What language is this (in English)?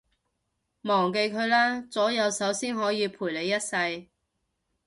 Cantonese